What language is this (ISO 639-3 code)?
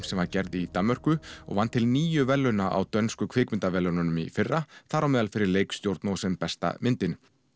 isl